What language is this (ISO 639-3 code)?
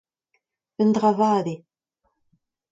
bre